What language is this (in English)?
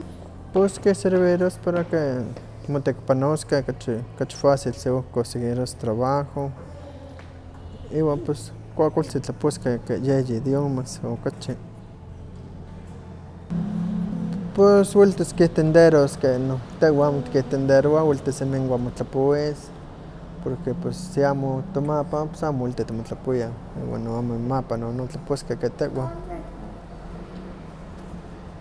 Huaxcaleca Nahuatl